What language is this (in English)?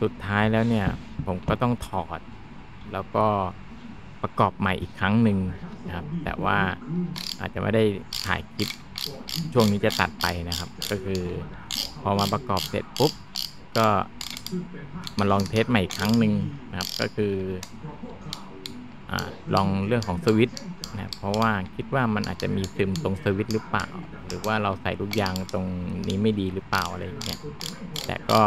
Thai